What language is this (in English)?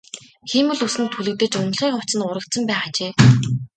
Mongolian